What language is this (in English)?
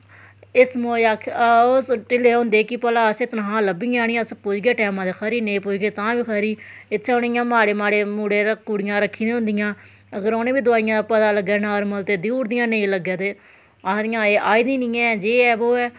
Dogri